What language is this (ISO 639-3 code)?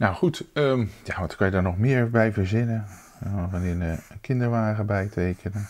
nld